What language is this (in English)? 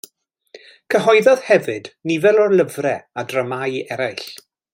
Welsh